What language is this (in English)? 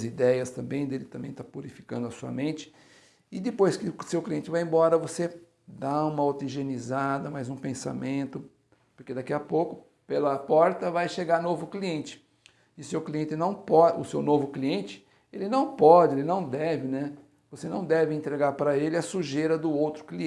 Portuguese